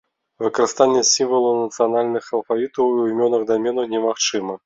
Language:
Belarusian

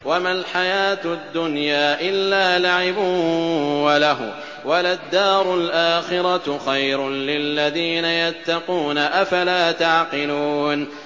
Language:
Arabic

